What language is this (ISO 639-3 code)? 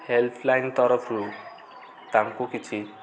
ori